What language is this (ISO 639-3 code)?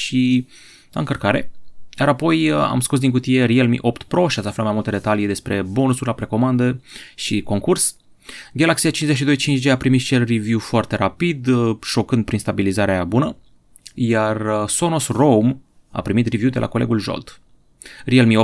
ron